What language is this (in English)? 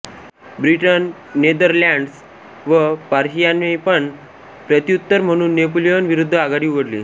Marathi